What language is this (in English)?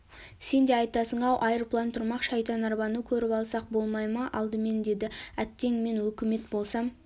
Kazakh